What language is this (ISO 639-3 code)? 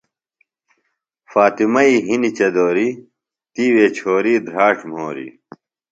phl